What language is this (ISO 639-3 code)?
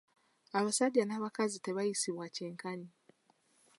lug